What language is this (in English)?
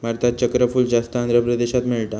Marathi